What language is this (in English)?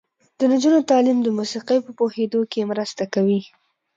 Pashto